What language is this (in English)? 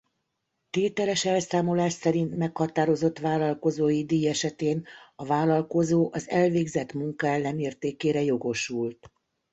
Hungarian